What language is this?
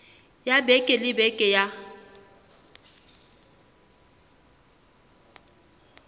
Southern Sotho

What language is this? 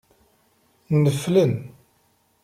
Kabyle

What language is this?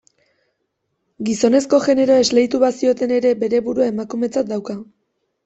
Basque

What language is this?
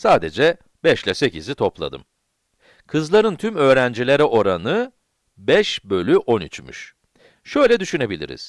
Turkish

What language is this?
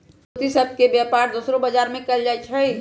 Magahi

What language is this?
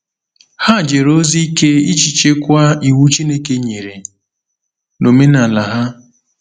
Igbo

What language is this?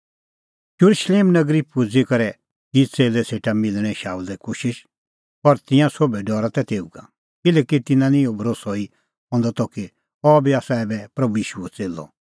Kullu Pahari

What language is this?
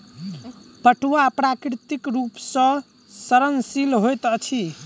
Maithili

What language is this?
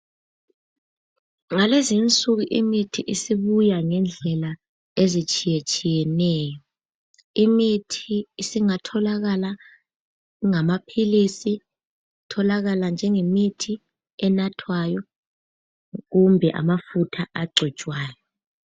North Ndebele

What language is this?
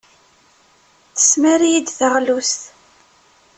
Kabyle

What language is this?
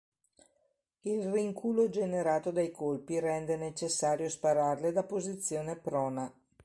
Italian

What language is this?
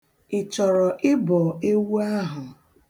Igbo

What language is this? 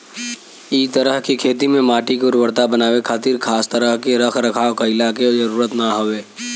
Bhojpuri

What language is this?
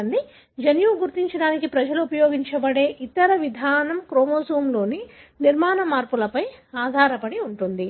Telugu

